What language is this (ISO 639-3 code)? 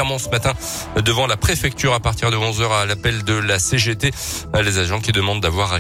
fra